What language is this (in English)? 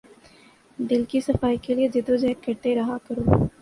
Urdu